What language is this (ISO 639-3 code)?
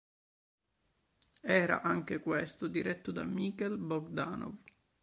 ita